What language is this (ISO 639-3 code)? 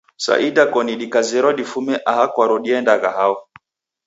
dav